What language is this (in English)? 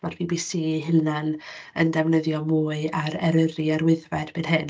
Welsh